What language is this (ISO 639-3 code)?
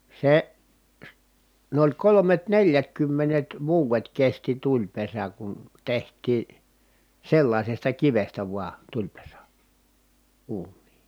fin